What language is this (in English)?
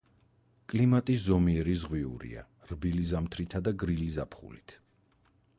Georgian